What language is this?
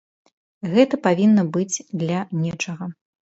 Belarusian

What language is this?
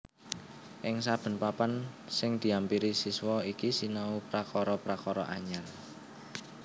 Javanese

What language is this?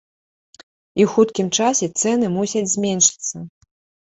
Belarusian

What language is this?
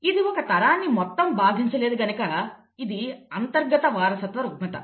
Telugu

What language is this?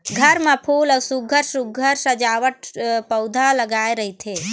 Chhattisgarhi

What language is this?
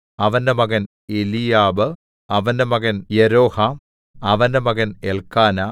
Malayalam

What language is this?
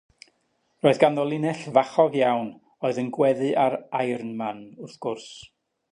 Welsh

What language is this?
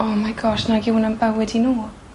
Welsh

